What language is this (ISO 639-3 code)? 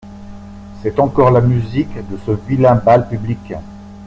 fra